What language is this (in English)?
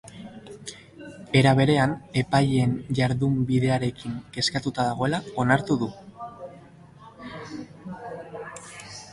Basque